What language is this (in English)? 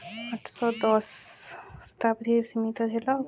Odia